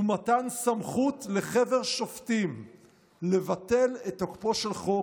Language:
Hebrew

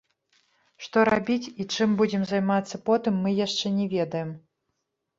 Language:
Belarusian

